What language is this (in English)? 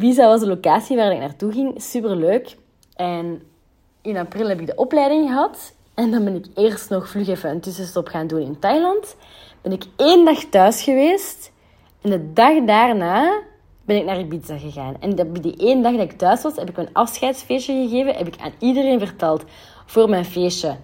Dutch